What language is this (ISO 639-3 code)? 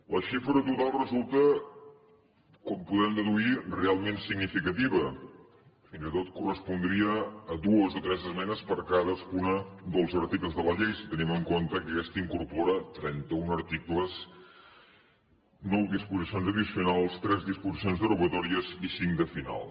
cat